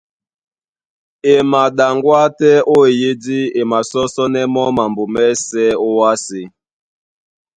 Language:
Duala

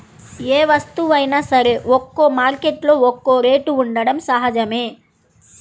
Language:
Telugu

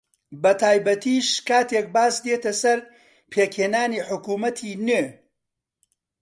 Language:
Central Kurdish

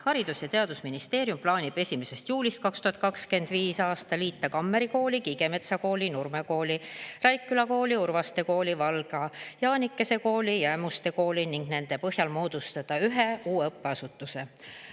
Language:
Estonian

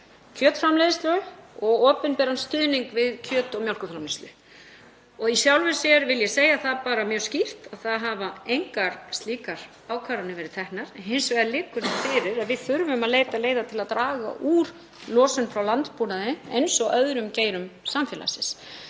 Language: Icelandic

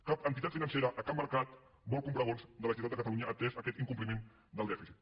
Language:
Catalan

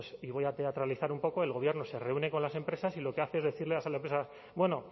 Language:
Spanish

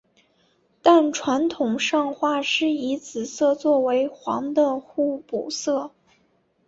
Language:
Chinese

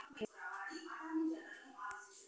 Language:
Telugu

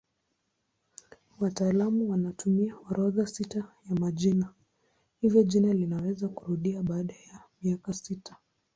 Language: Swahili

